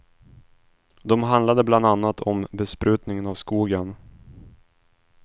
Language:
Swedish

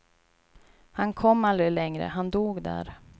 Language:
Swedish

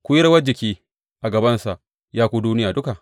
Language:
Hausa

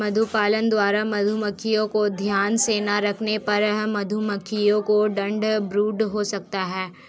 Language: Hindi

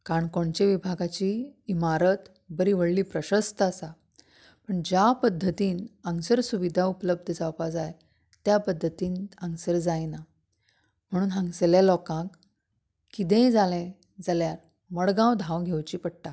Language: Konkani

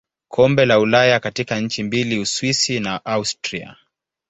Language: Swahili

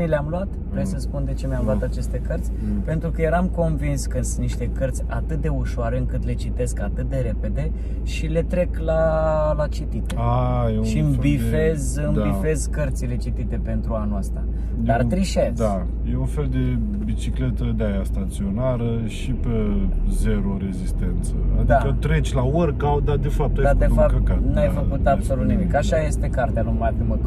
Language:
Romanian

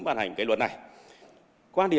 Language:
Vietnamese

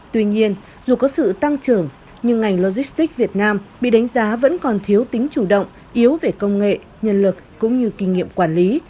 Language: Vietnamese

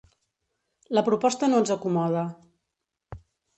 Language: Catalan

